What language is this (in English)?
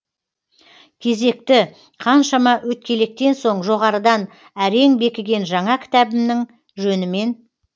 Kazakh